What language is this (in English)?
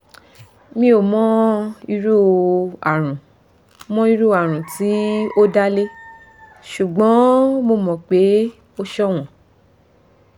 Yoruba